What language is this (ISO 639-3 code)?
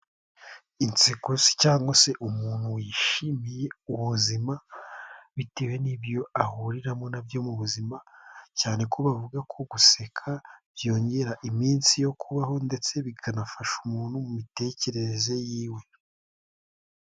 kin